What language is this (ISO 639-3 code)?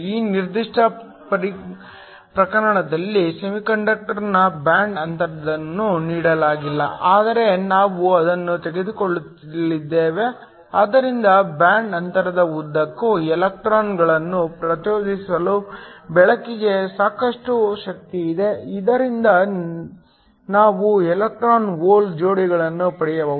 kan